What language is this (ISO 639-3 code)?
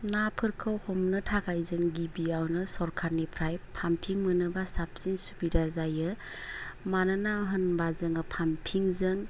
brx